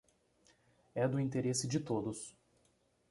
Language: Portuguese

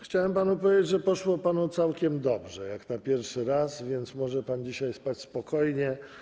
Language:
Polish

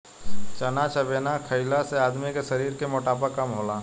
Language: Bhojpuri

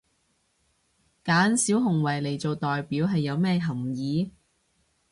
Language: Cantonese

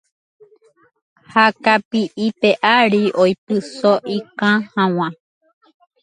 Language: Guarani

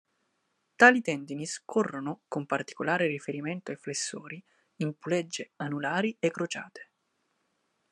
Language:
Italian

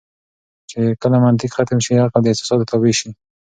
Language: Pashto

